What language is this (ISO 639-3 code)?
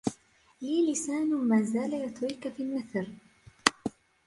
ara